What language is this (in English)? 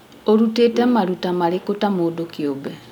Kikuyu